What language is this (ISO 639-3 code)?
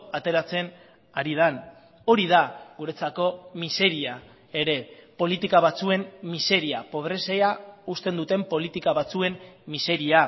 eus